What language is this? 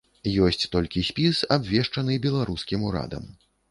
Belarusian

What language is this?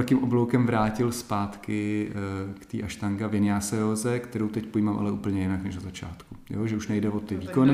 Czech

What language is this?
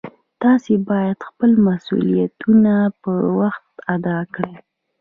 Pashto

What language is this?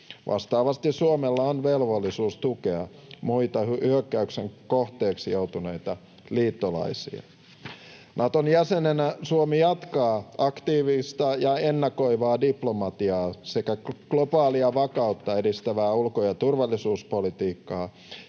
Finnish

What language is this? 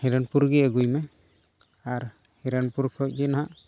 Santali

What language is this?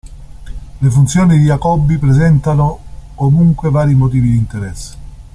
Italian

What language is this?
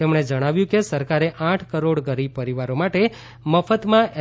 Gujarati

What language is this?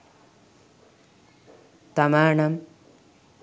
Sinhala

